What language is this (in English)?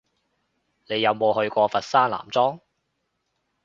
Cantonese